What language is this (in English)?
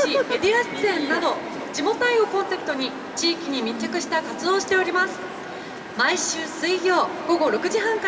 Japanese